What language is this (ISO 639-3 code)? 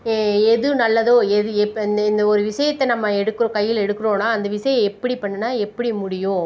tam